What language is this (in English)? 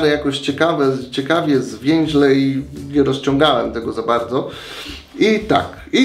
Polish